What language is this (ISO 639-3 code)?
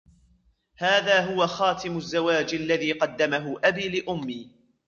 ara